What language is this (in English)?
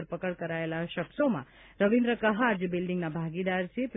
Gujarati